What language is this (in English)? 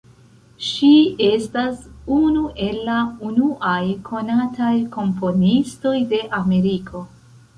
Esperanto